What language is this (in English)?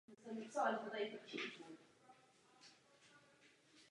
Czech